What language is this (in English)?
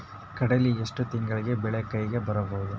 Kannada